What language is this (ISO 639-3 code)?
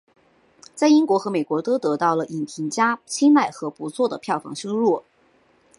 zho